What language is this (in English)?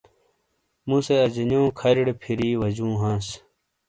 Shina